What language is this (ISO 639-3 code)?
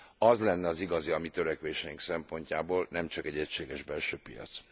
hun